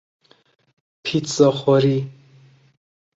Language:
Persian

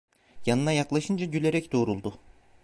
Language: Turkish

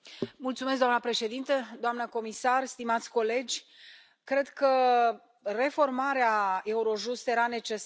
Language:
Romanian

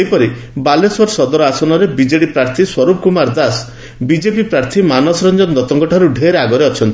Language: Odia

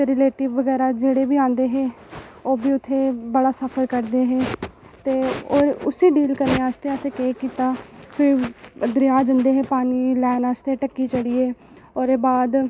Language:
Dogri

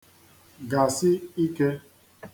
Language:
Igbo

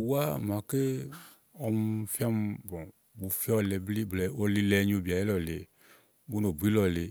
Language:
Igo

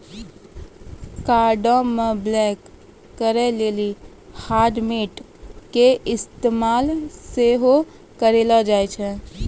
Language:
Maithili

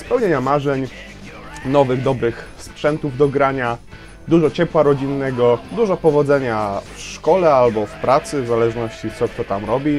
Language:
Polish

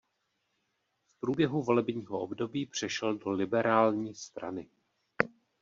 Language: Czech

